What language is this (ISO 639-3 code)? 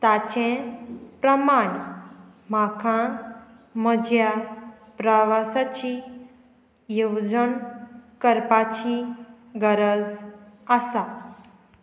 kok